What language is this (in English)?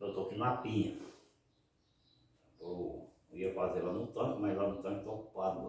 Portuguese